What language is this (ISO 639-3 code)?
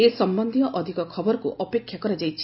ori